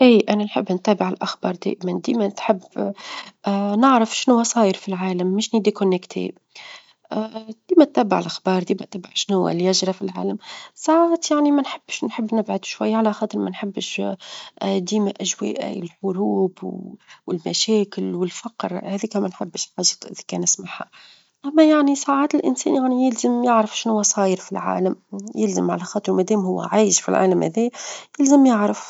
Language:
Tunisian Arabic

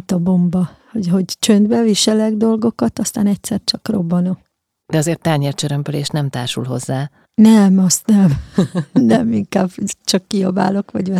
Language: Hungarian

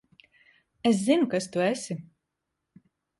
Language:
Latvian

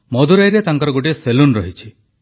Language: Odia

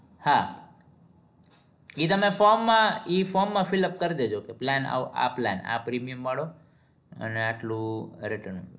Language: Gujarati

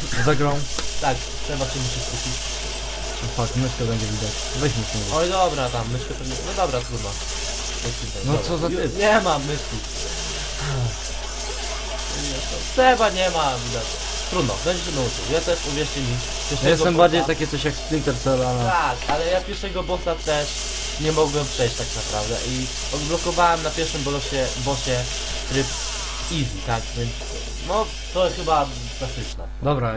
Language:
Polish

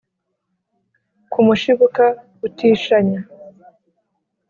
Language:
Kinyarwanda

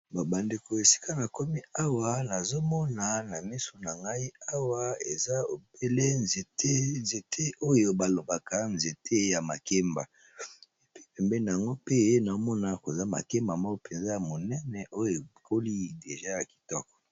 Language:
Lingala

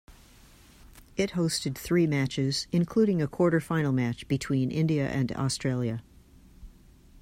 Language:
English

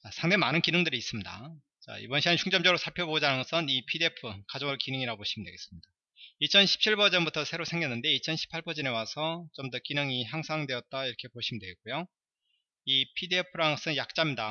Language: Korean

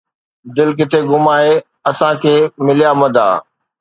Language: Sindhi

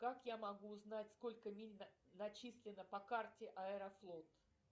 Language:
Russian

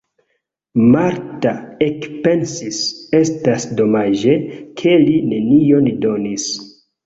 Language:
Esperanto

